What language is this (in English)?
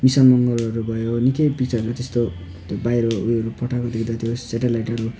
Nepali